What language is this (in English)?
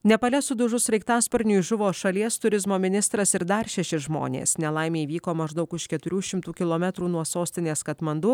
Lithuanian